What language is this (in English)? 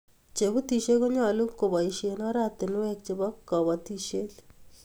Kalenjin